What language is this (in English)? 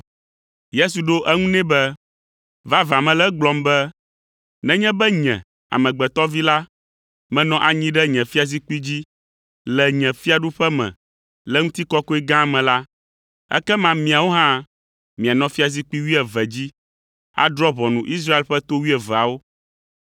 Ewe